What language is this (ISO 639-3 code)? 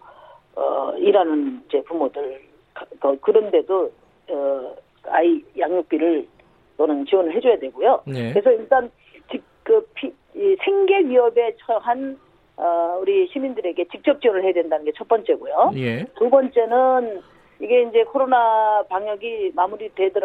kor